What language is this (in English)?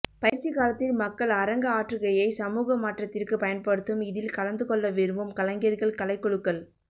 Tamil